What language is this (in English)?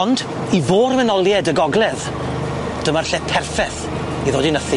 Welsh